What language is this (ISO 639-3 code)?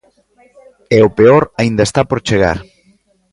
glg